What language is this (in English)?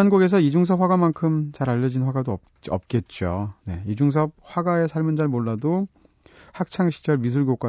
Korean